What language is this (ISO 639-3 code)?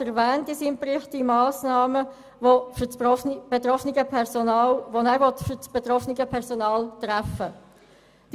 gsw